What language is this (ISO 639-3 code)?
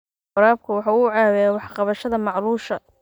som